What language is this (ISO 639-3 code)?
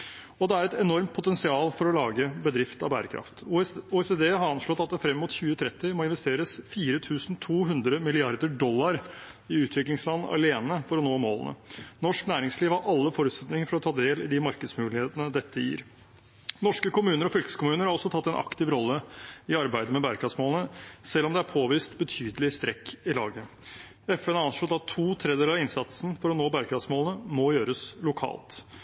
nob